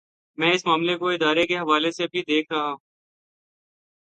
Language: Urdu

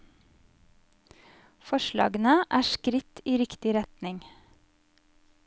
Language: Norwegian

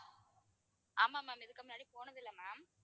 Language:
Tamil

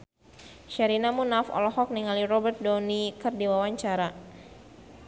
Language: Sundanese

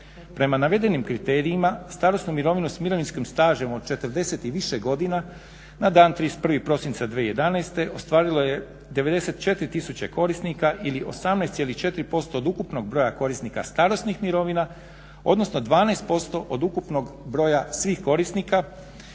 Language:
Croatian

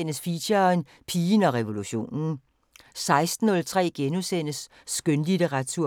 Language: Danish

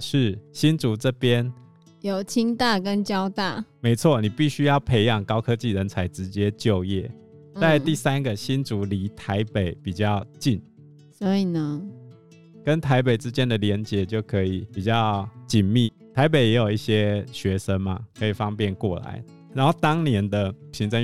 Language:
Chinese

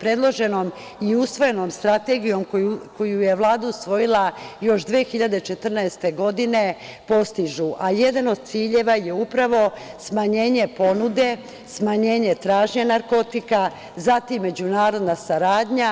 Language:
Serbian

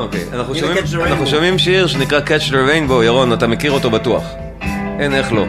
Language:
Hebrew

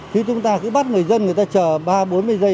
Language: Vietnamese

